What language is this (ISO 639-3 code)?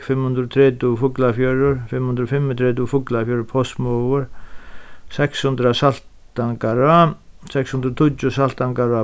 fao